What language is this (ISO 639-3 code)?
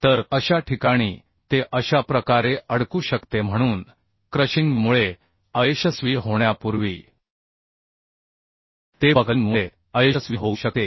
mar